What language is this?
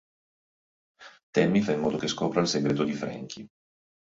Italian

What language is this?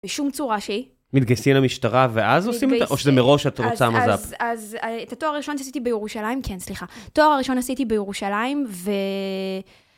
Hebrew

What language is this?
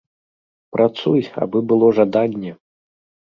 Belarusian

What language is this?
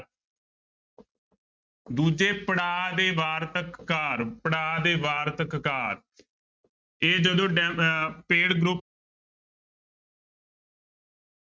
Punjabi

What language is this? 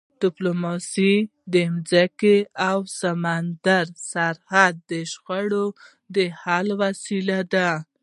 Pashto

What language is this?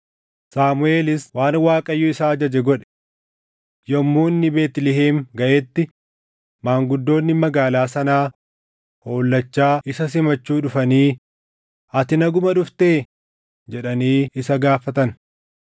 Oromo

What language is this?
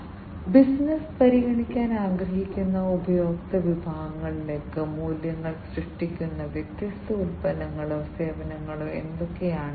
Malayalam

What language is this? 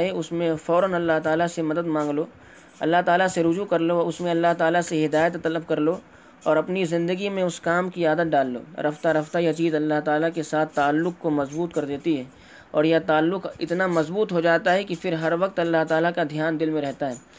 Urdu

